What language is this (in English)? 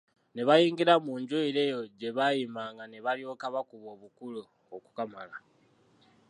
Ganda